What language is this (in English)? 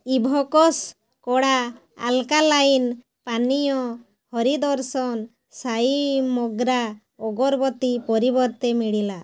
Odia